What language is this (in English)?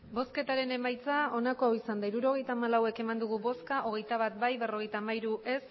Basque